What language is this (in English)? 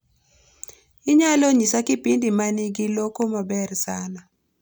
Luo (Kenya and Tanzania)